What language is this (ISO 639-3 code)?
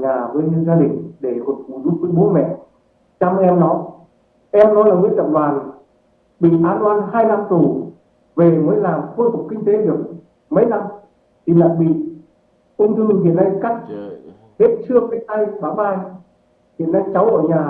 vie